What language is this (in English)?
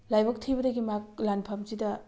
Manipuri